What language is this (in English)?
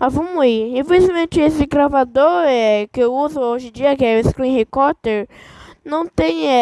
Portuguese